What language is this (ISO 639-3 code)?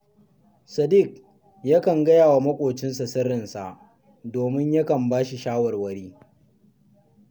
hau